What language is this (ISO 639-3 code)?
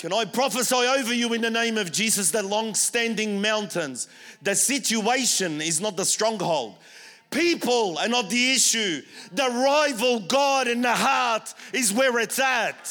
eng